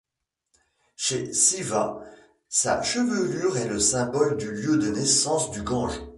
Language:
French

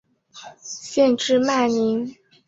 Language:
Chinese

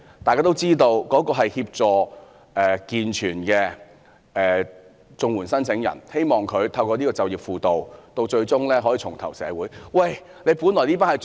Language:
Cantonese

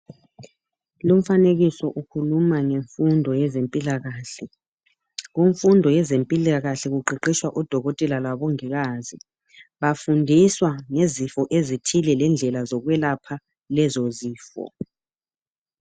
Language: North Ndebele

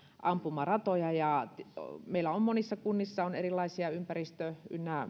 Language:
Finnish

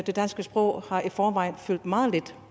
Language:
Danish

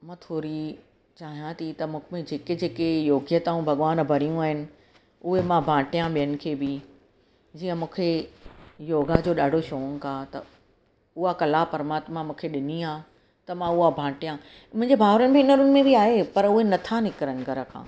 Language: Sindhi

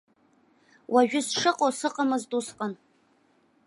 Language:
Abkhazian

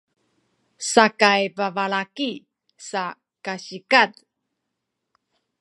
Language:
Sakizaya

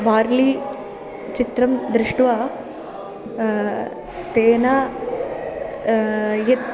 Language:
Sanskrit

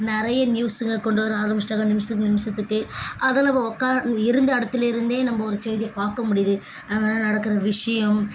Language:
Tamil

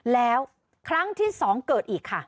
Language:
Thai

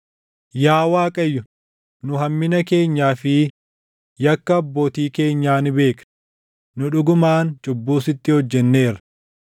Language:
Oromo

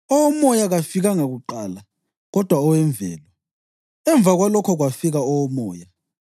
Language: North Ndebele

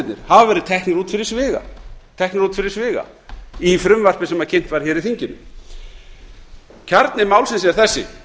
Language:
Icelandic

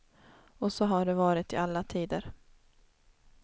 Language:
Swedish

